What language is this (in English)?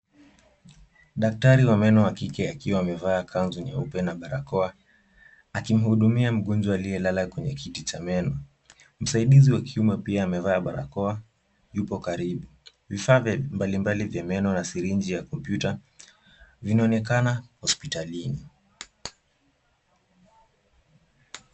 Swahili